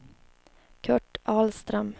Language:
Swedish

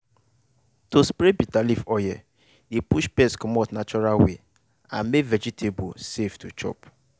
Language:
Nigerian Pidgin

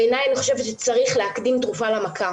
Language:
Hebrew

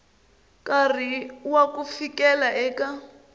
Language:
Tsonga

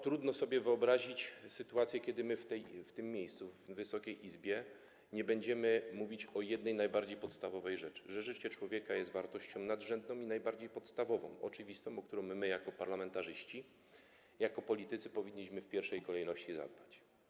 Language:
Polish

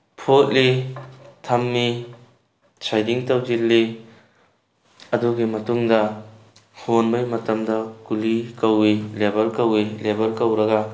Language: Manipuri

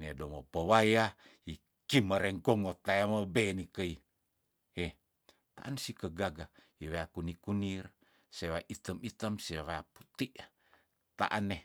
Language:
Tondano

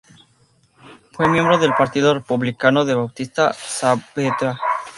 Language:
Spanish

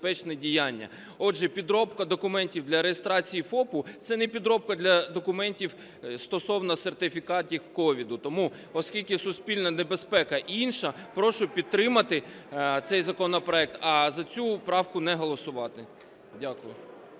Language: Ukrainian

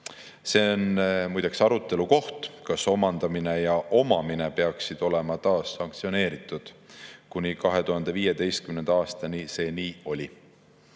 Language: Estonian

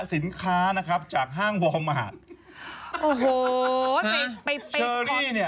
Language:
Thai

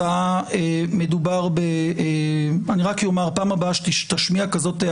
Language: Hebrew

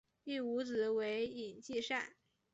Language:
Chinese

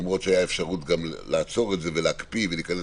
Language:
Hebrew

